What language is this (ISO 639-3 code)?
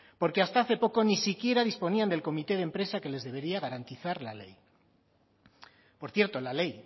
spa